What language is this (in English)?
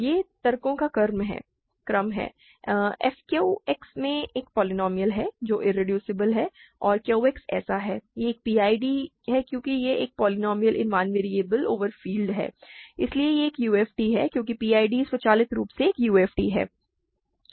Hindi